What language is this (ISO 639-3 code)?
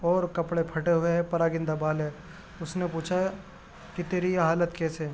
urd